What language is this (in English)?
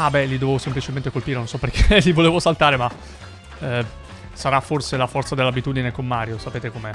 Italian